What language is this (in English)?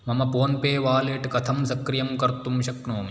Sanskrit